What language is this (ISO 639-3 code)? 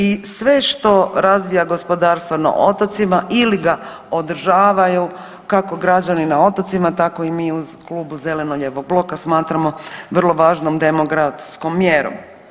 hrv